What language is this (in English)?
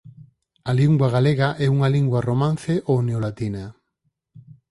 Galician